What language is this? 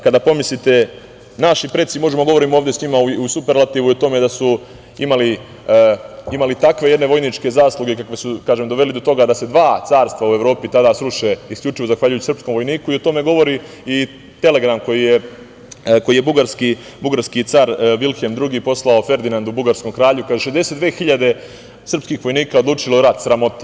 Serbian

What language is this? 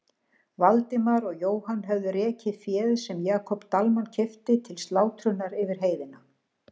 Icelandic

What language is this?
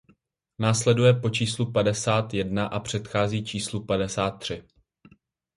Czech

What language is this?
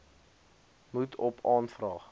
Afrikaans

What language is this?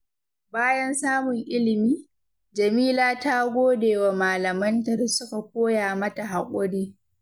Hausa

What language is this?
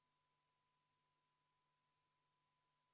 Estonian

